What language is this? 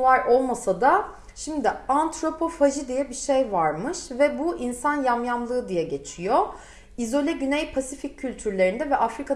Turkish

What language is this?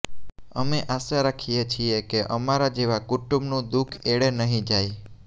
Gujarati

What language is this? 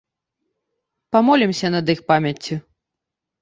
Belarusian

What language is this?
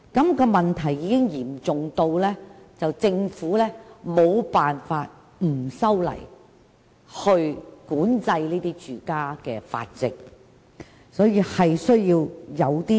Cantonese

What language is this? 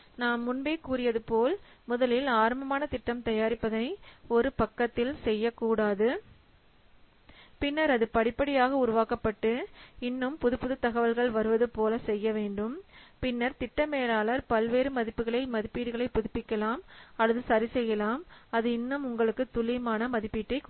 Tamil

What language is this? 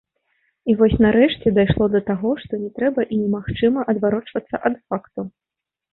Belarusian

